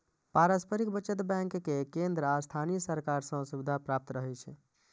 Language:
Maithili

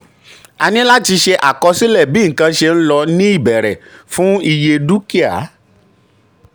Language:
Yoruba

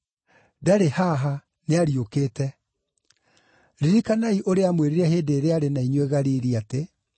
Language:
Kikuyu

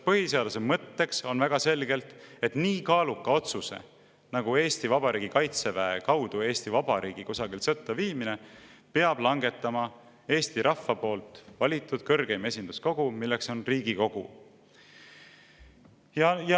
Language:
Estonian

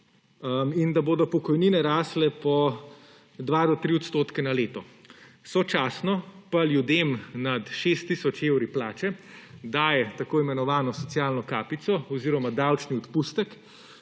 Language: Slovenian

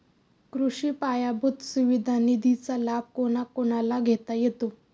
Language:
Marathi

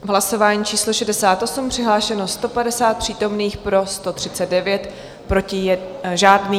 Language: Czech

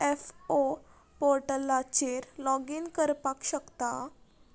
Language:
Konkani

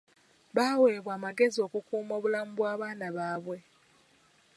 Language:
Ganda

